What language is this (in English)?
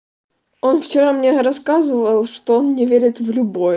Russian